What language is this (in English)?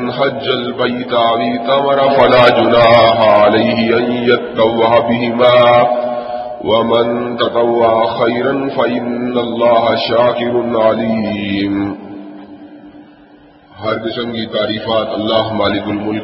Urdu